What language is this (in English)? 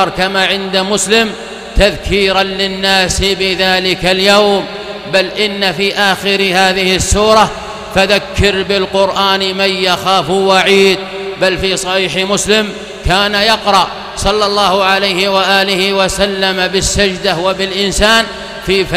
Arabic